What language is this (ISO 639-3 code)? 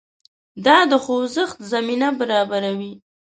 pus